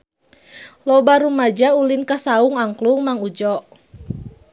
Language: Sundanese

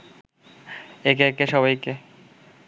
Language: Bangla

